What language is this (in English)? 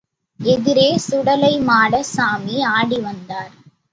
Tamil